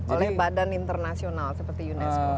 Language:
Indonesian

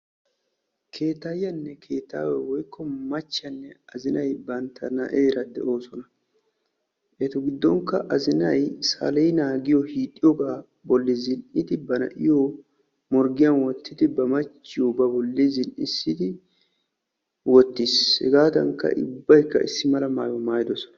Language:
Wolaytta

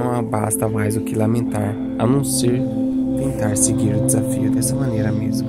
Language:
Portuguese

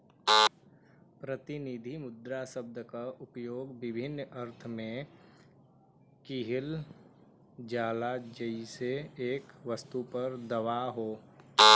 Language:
Bhojpuri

